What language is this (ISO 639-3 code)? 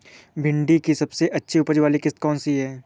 hin